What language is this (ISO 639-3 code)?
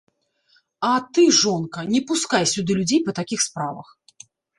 bel